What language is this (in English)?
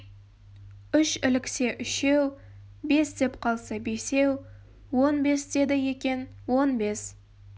Kazakh